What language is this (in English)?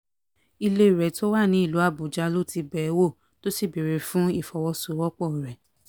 Yoruba